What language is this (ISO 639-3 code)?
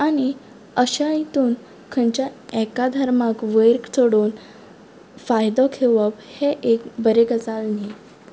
kok